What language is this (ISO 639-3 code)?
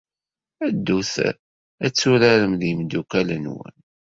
kab